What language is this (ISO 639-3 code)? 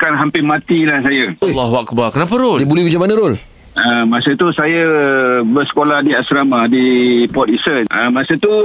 msa